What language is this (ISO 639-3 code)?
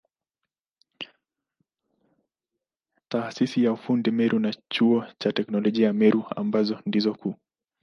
swa